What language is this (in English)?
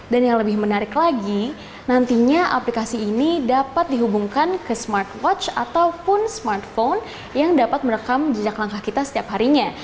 Indonesian